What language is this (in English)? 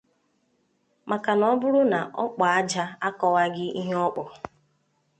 Igbo